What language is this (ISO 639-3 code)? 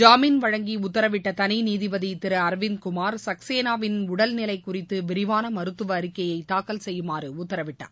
tam